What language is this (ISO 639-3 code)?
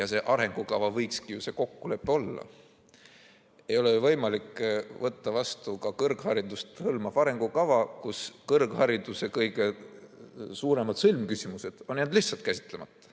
est